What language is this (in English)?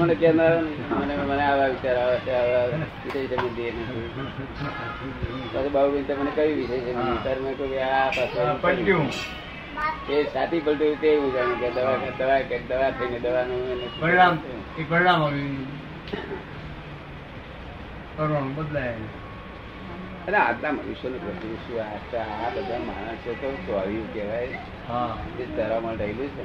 Gujarati